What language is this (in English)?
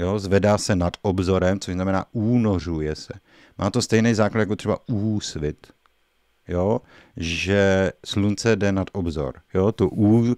Czech